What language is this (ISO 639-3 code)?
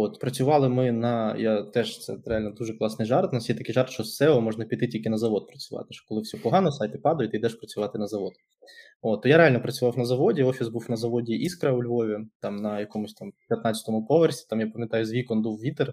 ukr